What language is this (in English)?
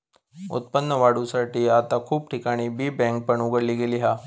Marathi